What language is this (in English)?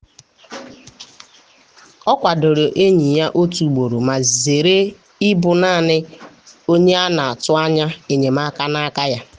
Igbo